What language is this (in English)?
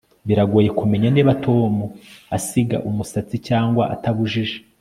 Kinyarwanda